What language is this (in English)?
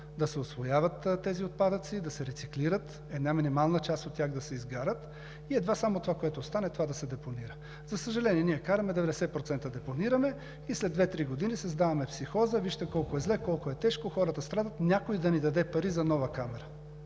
Bulgarian